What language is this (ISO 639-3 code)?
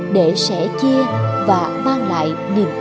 vie